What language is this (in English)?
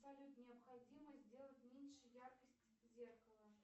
Russian